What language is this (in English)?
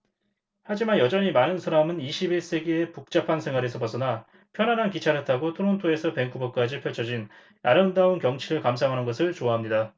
Korean